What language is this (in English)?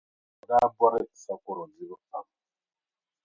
Dagbani